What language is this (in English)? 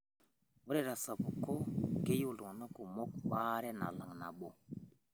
Masai